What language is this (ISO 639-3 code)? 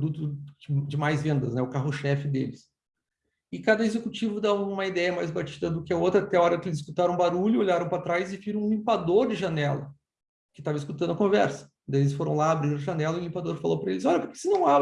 por